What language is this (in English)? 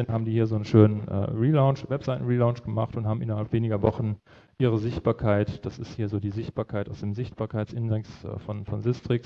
German